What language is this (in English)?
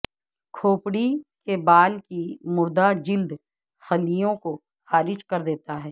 Urdu